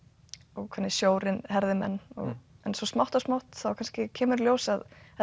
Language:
Icelandic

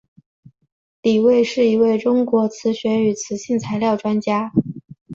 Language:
Chinese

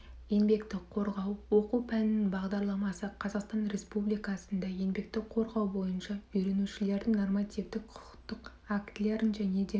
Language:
Kazakh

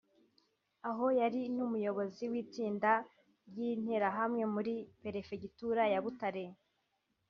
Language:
Kinyarwanda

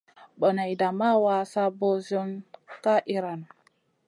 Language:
Masana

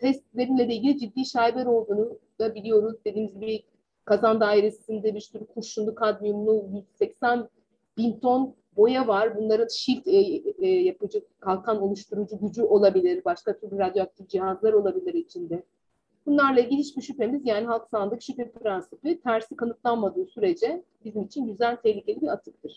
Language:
Turkish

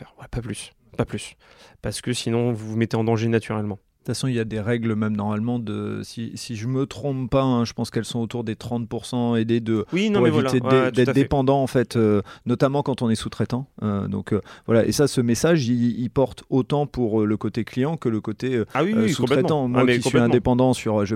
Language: French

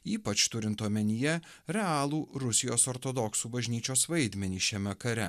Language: Lithuanian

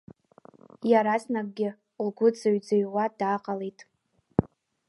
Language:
Abkhazian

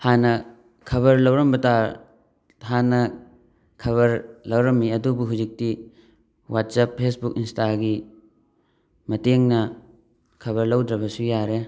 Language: Manipuri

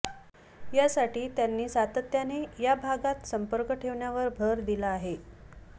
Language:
Marathi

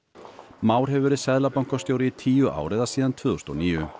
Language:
Icelandic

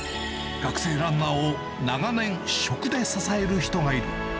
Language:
Japanese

